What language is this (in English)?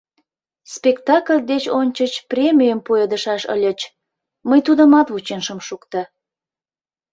Mari